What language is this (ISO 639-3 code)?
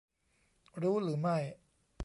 tha